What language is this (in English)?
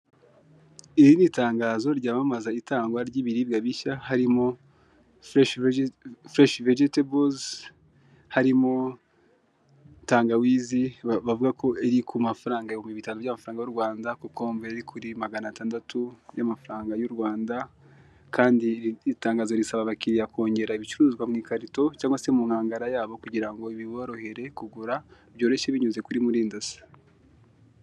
Kinyarwanda